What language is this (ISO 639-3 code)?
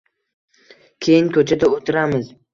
uzb